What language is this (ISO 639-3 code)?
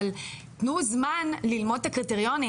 heb